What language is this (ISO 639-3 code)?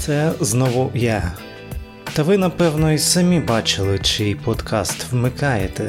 ukr